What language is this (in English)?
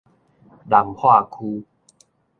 Min Nan Chinese